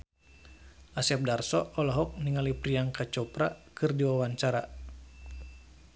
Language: Sundanese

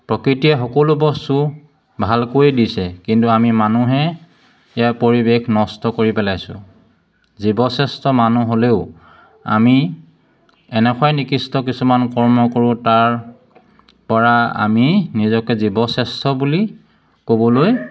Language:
Assamese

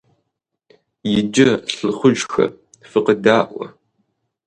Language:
Kabardian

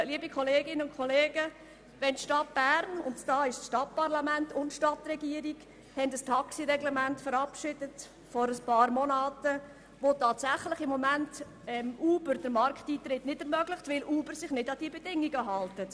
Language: Swiss German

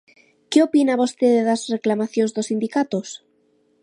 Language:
Galician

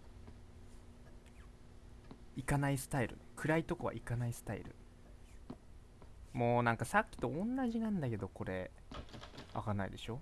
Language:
Japanese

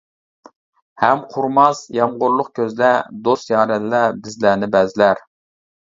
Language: Uyghur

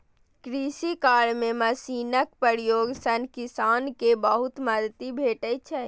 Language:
Maithili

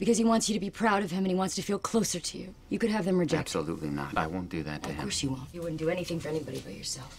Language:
English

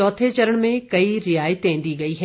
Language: Hindi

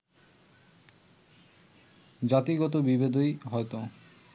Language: Bangla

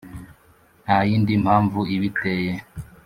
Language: Kinyarwanda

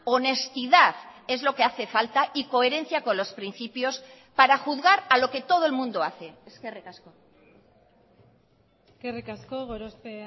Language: Spanish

